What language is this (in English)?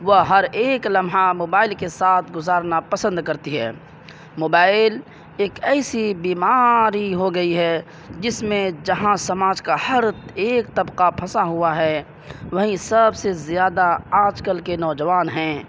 Urdu